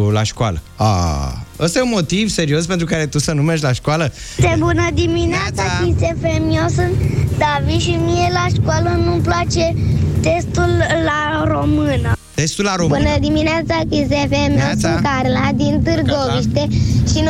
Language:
Romanian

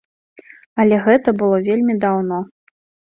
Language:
Belarusian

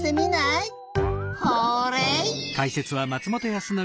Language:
Japanese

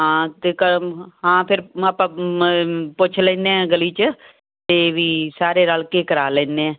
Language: Punjabi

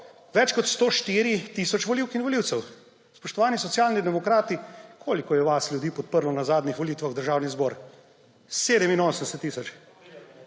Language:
Slovenian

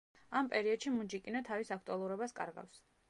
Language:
Georgian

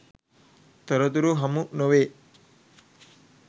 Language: Sinhala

